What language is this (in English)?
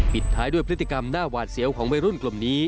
Thai